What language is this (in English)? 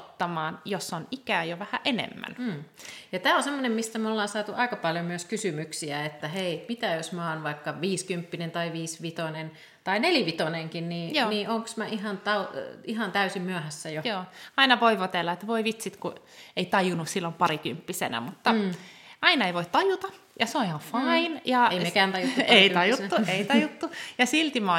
Finnish